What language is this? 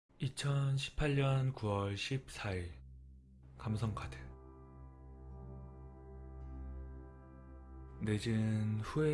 Korean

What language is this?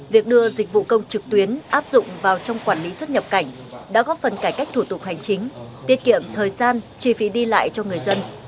Vietnamese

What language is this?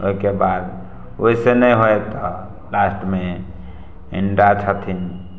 Maithili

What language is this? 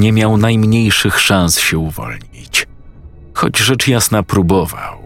Polish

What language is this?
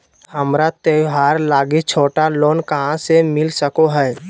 Magahi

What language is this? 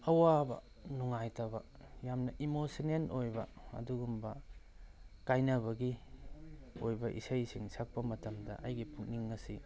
Manipuri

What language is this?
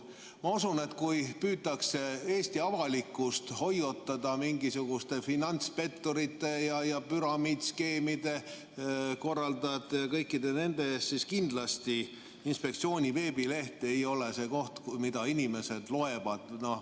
Estonian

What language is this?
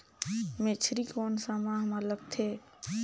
Chhattisgarhi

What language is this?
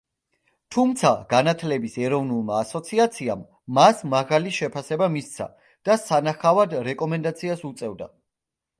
Georgian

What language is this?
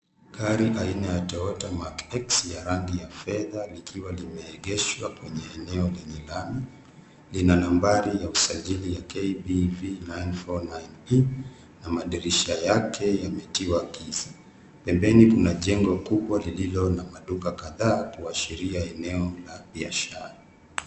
Swahili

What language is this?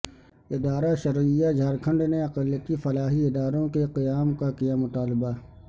Urdu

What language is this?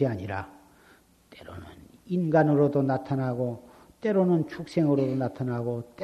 Korean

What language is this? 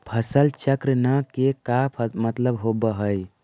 Magahi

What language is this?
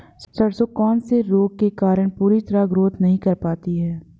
Hindi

